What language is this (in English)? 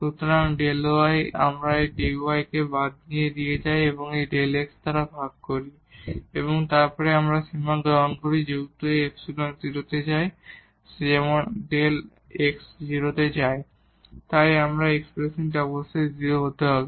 Bangla